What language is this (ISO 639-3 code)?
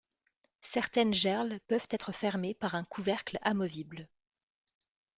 fra